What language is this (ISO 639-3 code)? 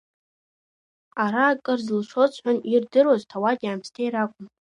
abk